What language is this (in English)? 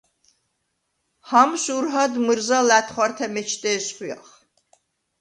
Svan